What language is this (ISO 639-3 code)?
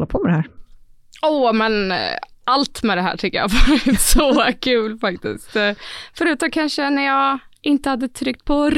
swe